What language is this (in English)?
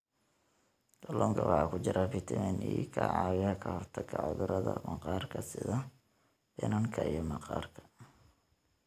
Somali